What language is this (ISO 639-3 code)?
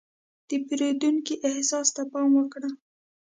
pus